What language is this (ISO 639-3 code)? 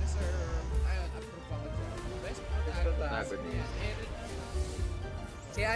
fil